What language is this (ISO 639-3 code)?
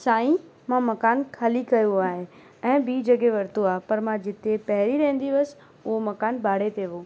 snd